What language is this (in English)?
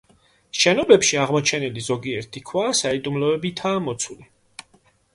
Georgian